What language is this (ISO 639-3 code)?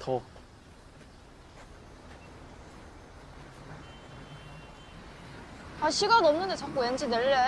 kor